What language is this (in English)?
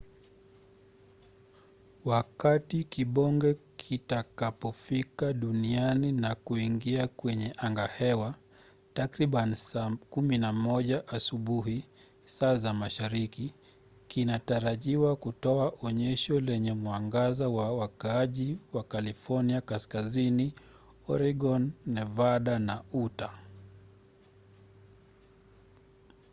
Swahili